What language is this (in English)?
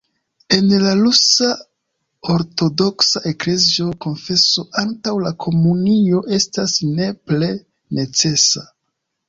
Esperanto